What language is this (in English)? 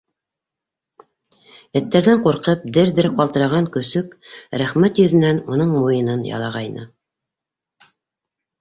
Bashkir